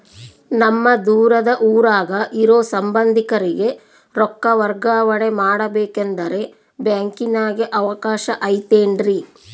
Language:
Kannada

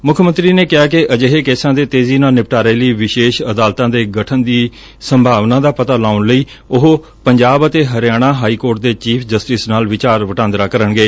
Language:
Punjabi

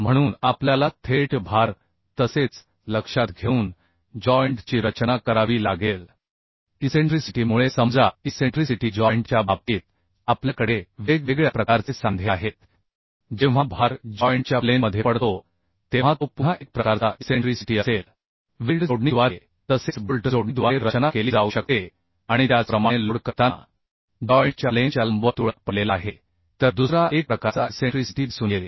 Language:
Marathi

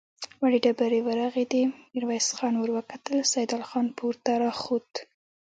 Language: Pashto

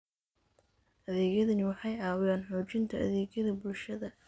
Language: Somali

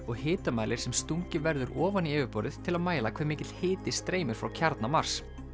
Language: Icelandic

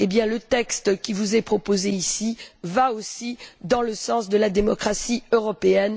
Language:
French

